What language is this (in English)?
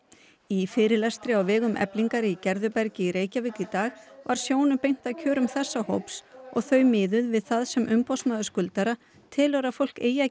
Icelandic